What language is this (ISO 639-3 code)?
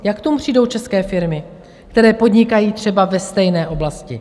ces